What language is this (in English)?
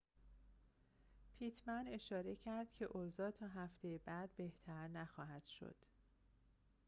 Persian